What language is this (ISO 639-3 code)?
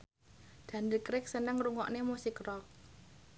jav